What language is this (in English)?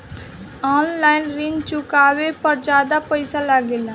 Bhojpuri